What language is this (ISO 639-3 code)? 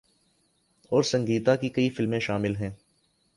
urd